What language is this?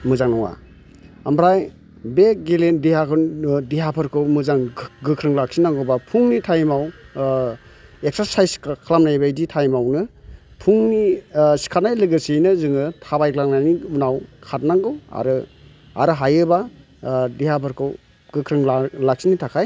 Bodo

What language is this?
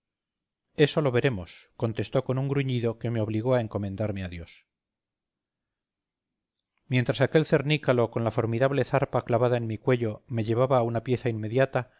Spanish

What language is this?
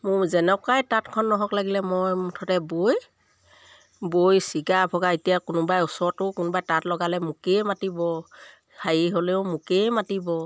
Assamese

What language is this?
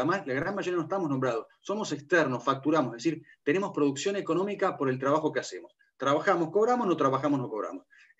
Spanish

